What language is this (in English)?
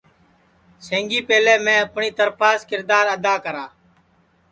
Sansi